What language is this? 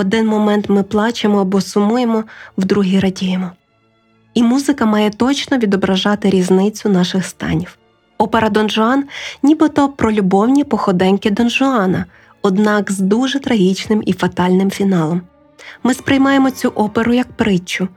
Ukrainian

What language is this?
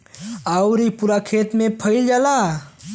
Bhojpuri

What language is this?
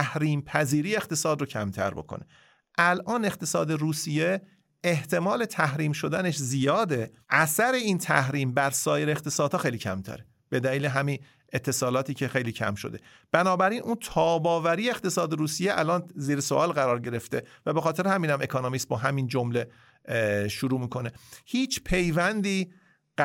Persian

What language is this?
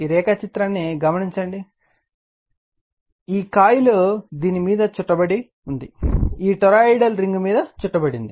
Telugu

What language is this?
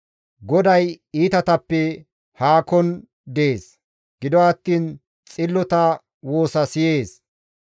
Gamo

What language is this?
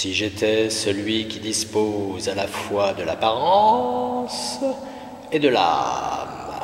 French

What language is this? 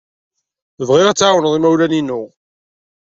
Kabyle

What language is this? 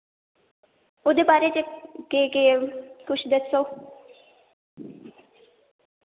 Dogri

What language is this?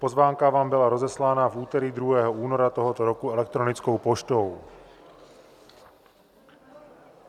Czech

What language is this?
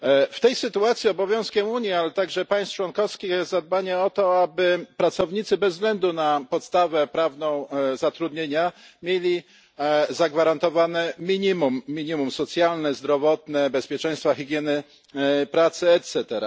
Polish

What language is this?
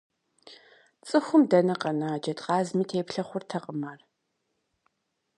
Kabardian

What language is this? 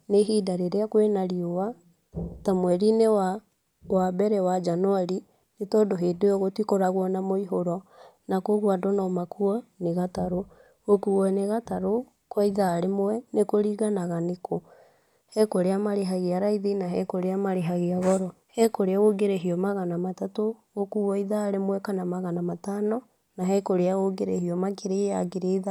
Kikuyu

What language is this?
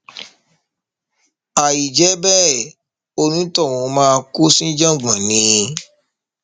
Yoruba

